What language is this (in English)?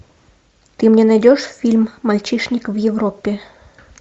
Russian